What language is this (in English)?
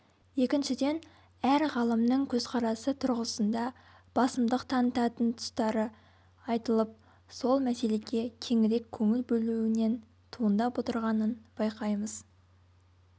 Kazakh